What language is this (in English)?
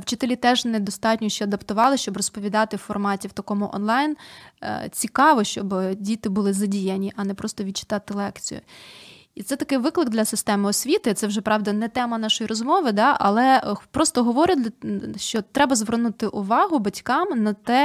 Ukrainian